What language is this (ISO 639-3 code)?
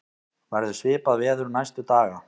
isl